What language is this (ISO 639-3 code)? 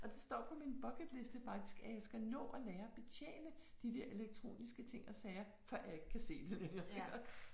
dan